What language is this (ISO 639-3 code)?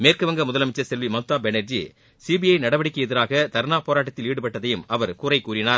tam